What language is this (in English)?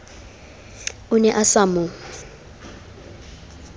Southern Sotho